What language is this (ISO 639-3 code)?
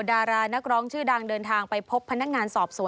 tha